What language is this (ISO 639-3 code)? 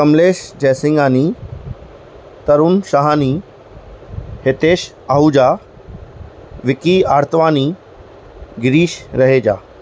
snd